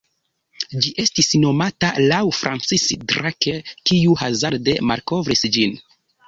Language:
Esperanto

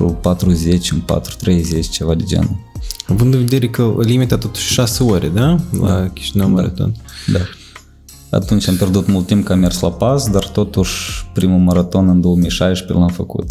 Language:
Romanian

